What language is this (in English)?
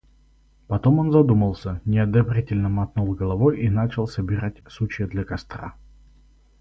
Russian